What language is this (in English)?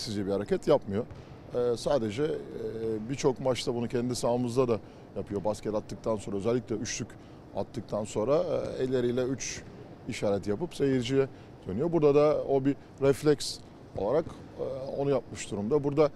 Turkish